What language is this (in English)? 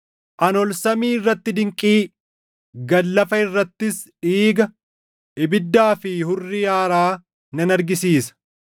Oromo